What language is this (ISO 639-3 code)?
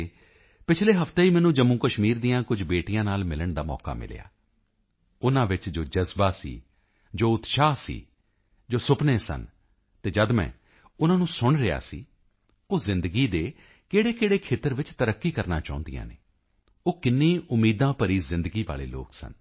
pan